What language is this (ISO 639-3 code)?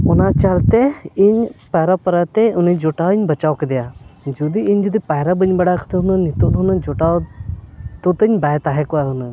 sat